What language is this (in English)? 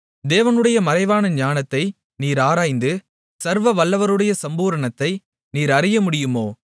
Tamil